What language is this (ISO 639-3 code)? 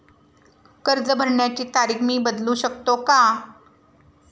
mar